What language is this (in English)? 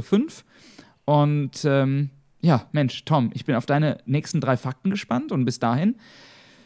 German